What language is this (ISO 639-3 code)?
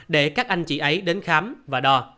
vie